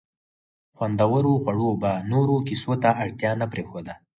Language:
Pashto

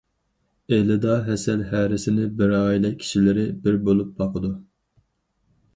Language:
Uyghur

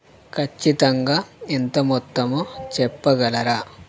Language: Telugu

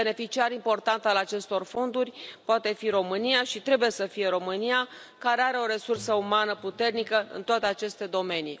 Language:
Romanian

